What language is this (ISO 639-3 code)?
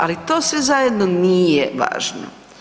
hrv